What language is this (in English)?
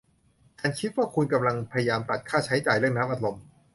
Thai